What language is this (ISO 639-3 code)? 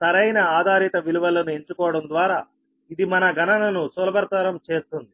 tel